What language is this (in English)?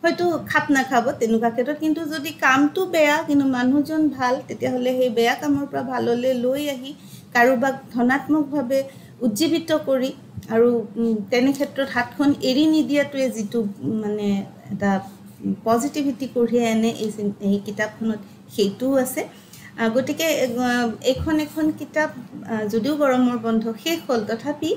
Bangla